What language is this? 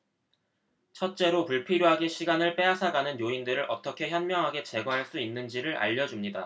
Korean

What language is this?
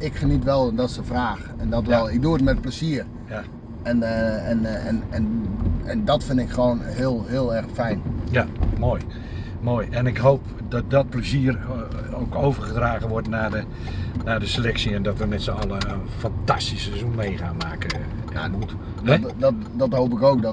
Dutch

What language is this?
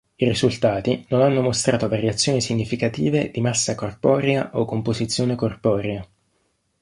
Italian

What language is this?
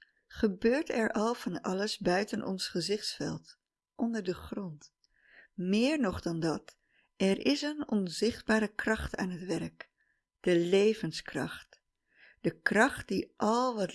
Dutch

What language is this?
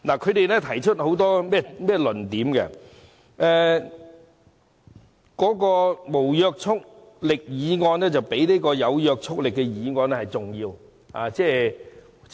Cantonese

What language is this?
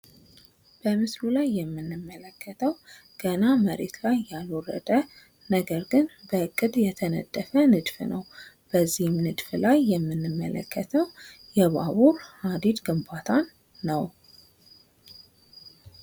Amharic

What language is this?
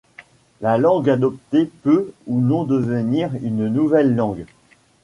French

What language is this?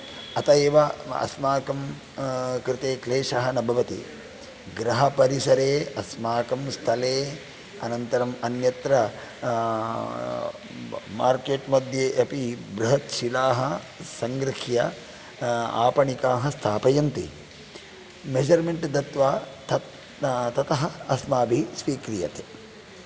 Sanskrit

